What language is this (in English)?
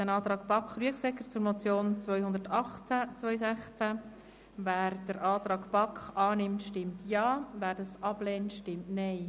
Swiss German